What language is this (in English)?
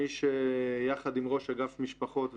Hebrew